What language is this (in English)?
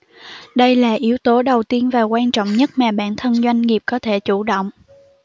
Vietnamese